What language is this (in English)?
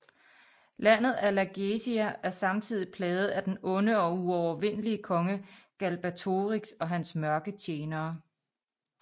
Danish